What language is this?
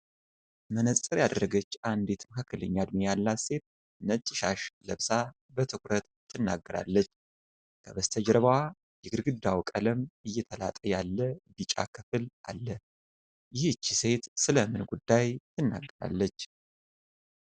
Amharic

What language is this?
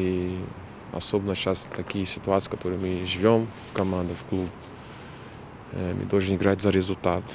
Russian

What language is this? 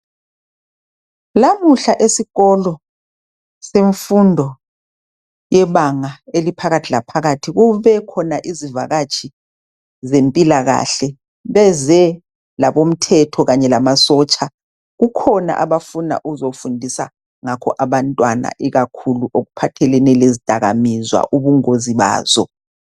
North Ndebele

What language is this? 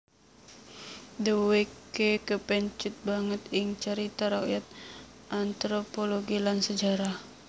Javanese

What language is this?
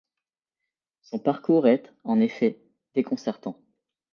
French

